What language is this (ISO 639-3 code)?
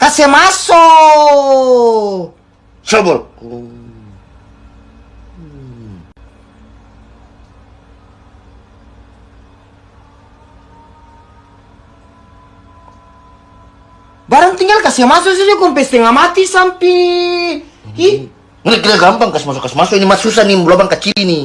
ind